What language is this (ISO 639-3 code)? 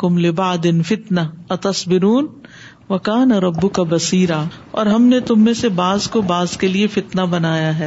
urd